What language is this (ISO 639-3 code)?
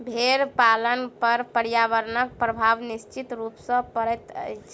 mai